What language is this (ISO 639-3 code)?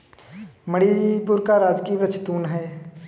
hin